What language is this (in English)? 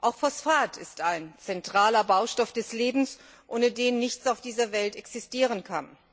German